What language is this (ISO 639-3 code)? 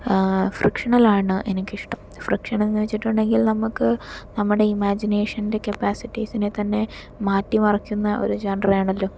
mal